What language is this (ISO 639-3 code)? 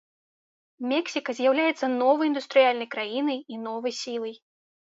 bel